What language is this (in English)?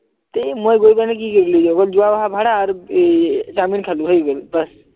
Assamese